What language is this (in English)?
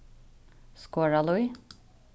Faroese